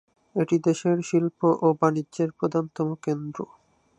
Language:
Bangla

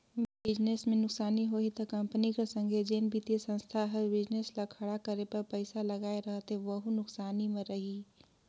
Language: Chhattisgarhi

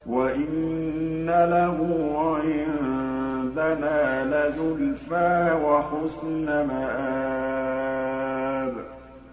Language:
Arabic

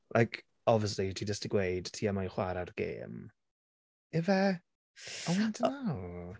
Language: Welsh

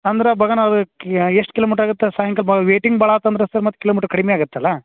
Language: Kannada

